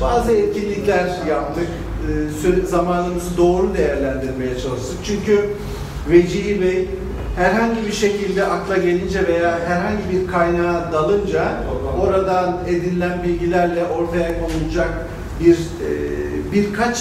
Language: Turkish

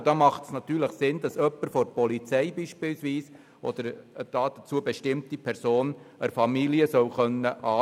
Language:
Swiss German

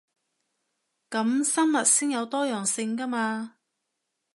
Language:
Cantonese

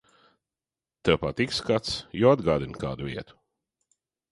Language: Latvian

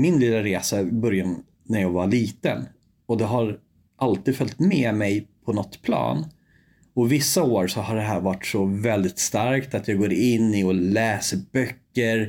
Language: Swedish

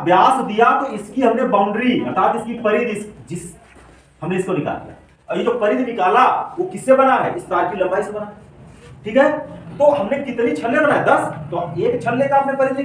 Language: Hindi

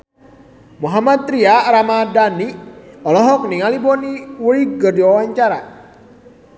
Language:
Sundanese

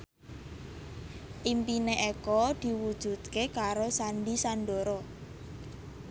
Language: Javanese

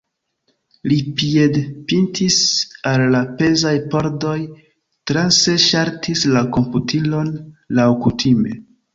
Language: Esperanto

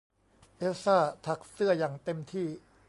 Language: Thai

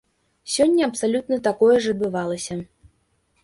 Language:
Belarusian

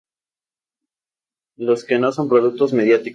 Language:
Spanish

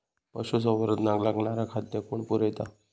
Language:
Marathi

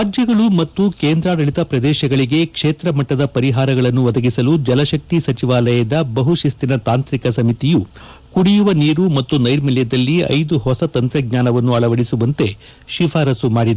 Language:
Kannada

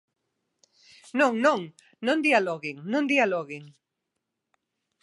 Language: Galician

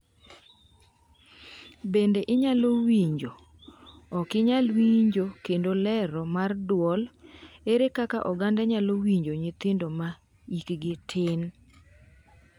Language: Luo (Kenya and Tanzania)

